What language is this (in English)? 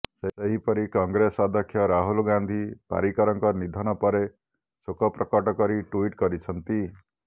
Odia